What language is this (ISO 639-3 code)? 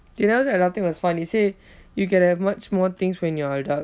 eng